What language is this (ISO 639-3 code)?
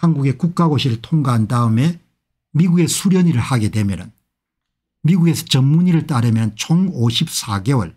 kor